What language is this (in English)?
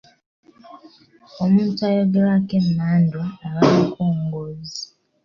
Ganda